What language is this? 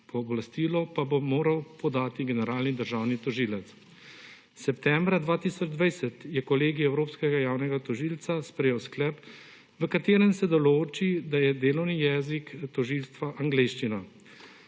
Slovenian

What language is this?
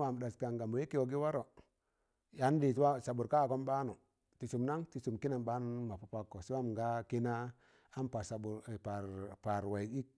Tangale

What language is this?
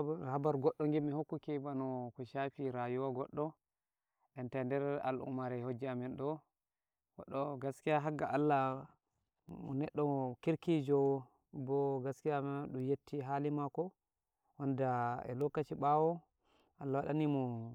Nigerian Fulfulde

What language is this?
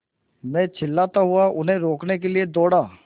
Hindi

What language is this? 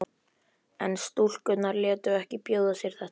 Icelandic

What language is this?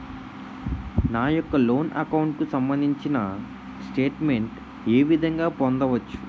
Telugu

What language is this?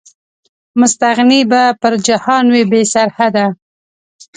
Pashto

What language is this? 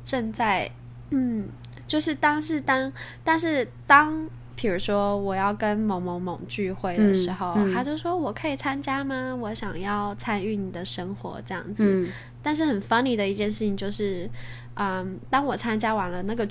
Chinese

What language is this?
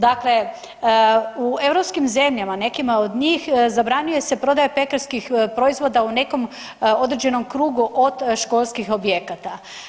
Croatian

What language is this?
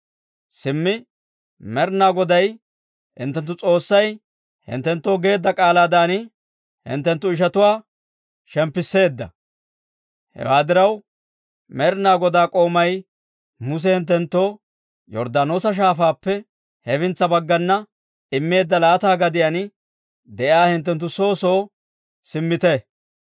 Dawro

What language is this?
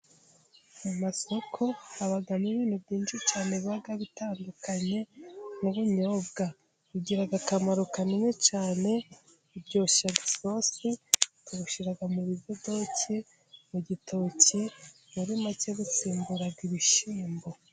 Kinyarwanda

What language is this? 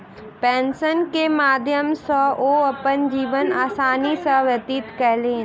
Maithili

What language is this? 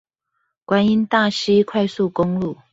Chinese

